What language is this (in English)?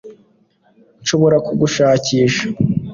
Kinyarwanda